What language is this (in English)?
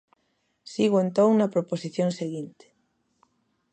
Galician